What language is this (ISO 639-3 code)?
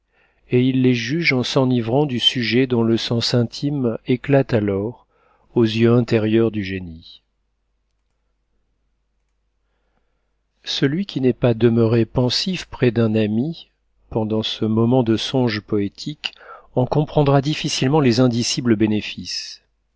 fra